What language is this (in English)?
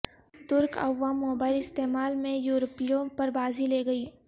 Urdu